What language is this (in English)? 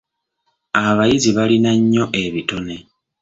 Ganda